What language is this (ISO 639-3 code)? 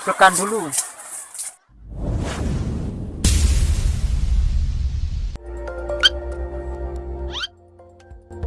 ind